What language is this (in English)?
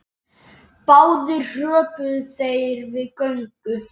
Icelandic